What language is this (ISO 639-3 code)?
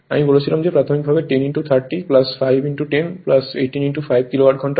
ben